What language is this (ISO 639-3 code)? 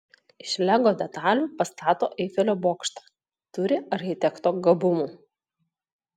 lit